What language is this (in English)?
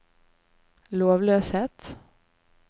Norwegian